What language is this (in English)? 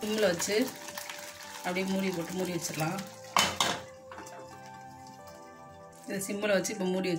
Hindi